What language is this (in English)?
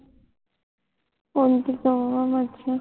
Punjabi